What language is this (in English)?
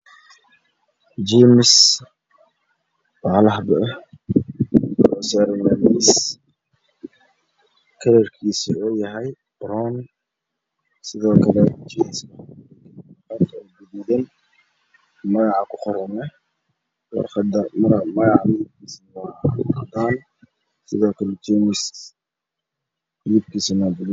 Somali